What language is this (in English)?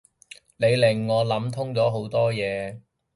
Cantonese